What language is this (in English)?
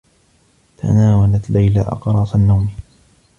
Arabic